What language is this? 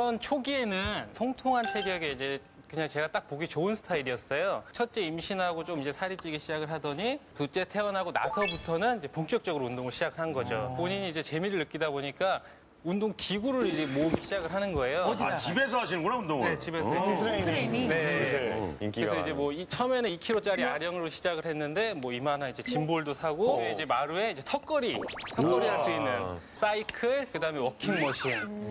Korean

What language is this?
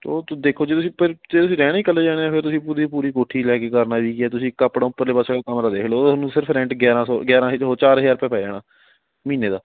Punjabi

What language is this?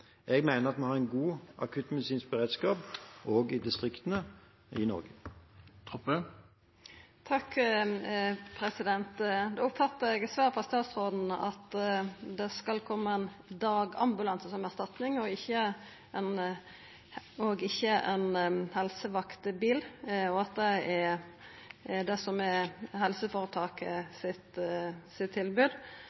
Norwegian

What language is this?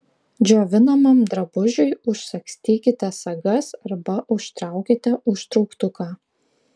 Lithuanian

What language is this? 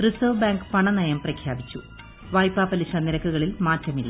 Malayalam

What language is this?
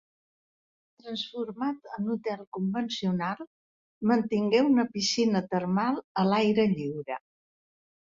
Catalan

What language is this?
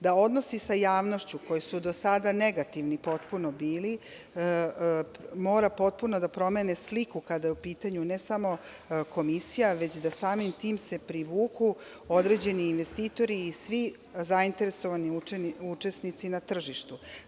Serbian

